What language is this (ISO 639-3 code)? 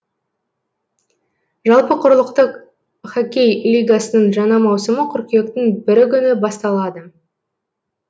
kaz